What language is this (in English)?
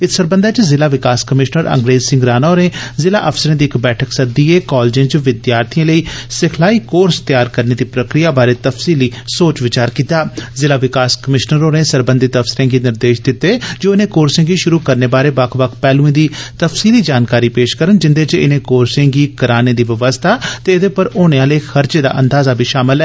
Dogri